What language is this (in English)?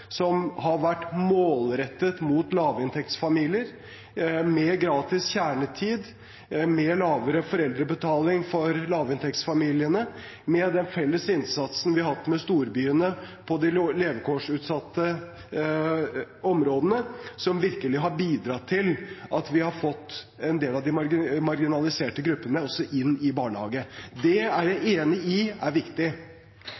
Norwegian Bokmål